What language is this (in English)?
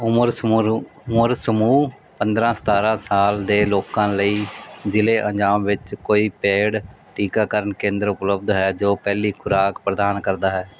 Punjabi